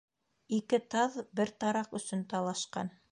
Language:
Bashkir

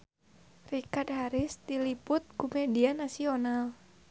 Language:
Sundanese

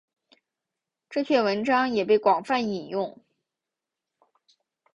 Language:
Chinese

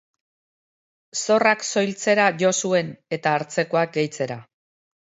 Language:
Basque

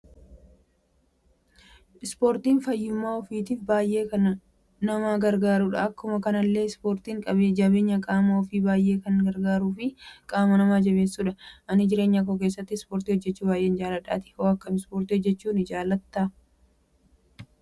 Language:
Oromo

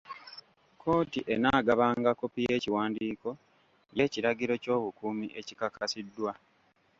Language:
Ganda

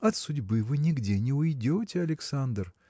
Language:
Russian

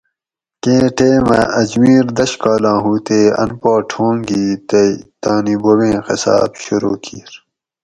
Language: Gawri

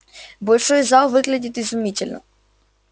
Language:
Russian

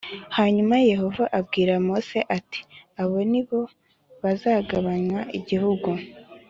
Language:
Kinyarwanda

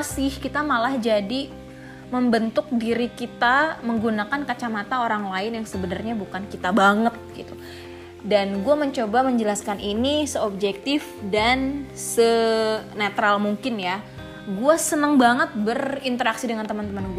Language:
Indonesian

